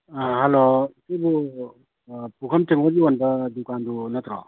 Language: Manipuri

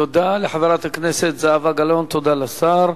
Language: Hebrew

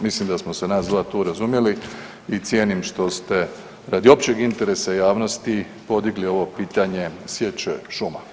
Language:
Croatian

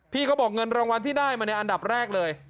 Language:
Thai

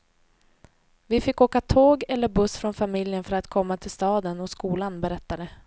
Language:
Swedish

